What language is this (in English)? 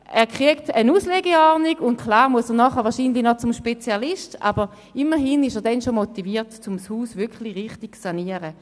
Swiss German